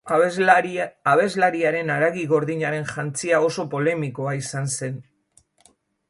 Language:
Basque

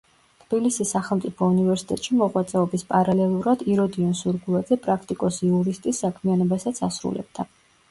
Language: Georgian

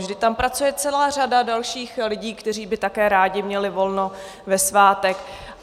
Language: Czech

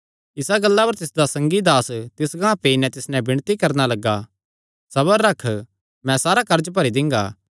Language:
Kangri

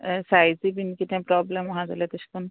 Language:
Konkani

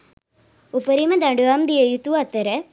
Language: Sinhala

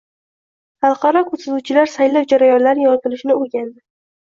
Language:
Uzbek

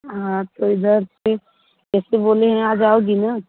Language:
Hindi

